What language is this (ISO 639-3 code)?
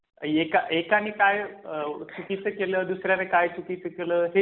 mar